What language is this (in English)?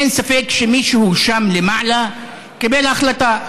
Hebrew